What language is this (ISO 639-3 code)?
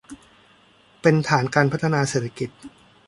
tha